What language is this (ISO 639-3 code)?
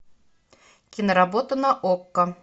rus